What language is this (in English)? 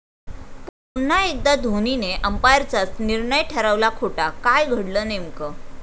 Marathi